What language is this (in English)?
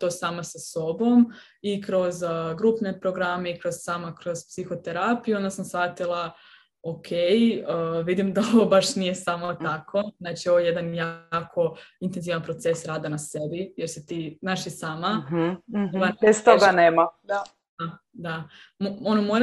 Croatian